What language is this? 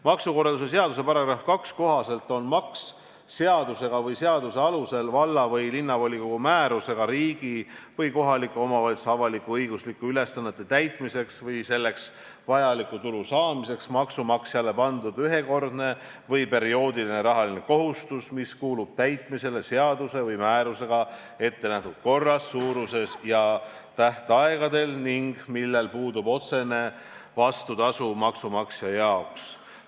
Estonian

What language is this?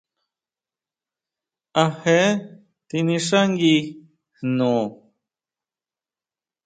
Huautla Mazatec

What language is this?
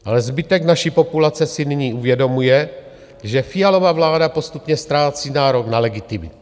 Czech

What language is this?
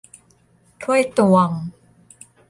Thai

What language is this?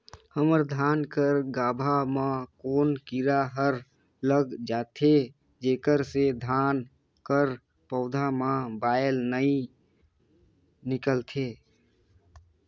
Chhattisgarhi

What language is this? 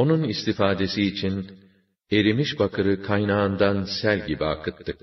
Turkish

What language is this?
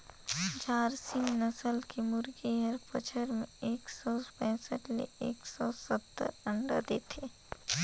Chhattisgarhi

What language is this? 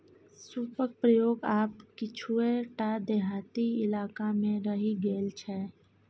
Maithili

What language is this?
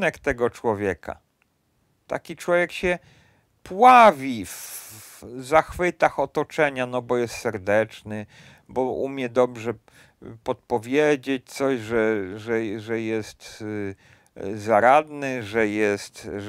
Polish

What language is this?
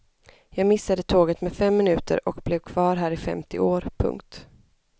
Swedish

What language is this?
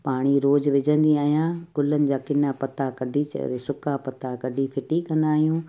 Sindhi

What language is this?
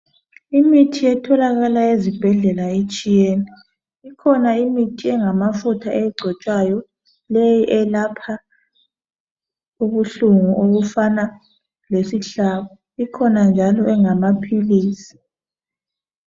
North Ndebele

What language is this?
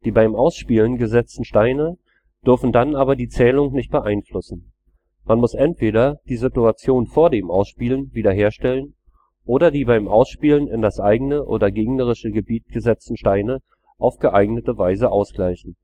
German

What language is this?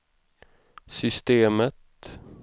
Swedish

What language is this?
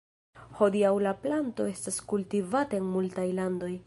Esperanto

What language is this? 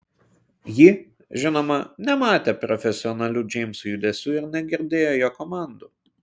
Lithuanian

